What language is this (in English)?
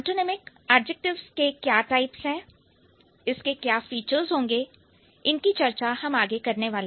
Hindi